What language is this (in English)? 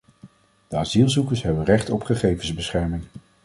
Dutch